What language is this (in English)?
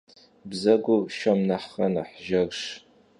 Kabardian